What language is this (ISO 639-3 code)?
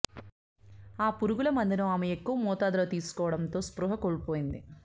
tel